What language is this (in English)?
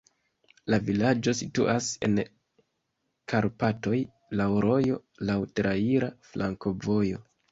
Esperanto